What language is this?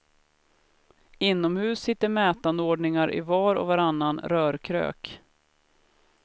Swedish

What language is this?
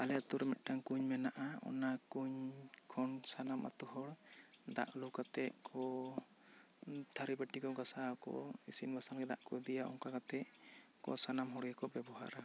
Santali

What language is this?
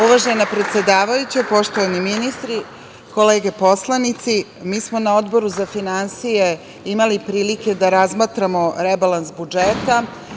Serbian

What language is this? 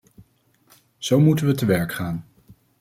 Dutch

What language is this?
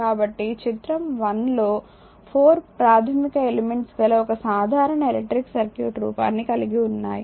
Telugu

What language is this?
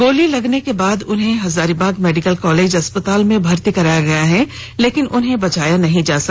Hindi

